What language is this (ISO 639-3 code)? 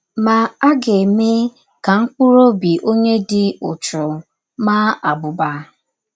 ibo